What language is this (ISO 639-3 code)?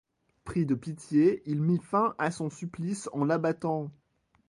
fra